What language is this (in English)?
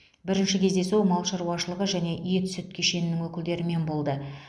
Kazakh